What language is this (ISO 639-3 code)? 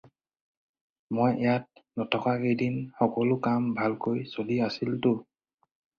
asm